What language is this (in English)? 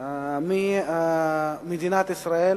Hebrew